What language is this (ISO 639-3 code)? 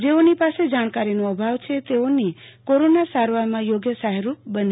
guj